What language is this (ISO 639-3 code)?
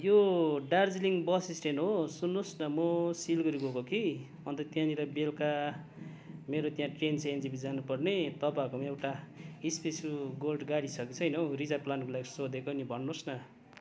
nep